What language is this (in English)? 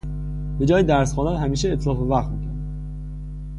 Persian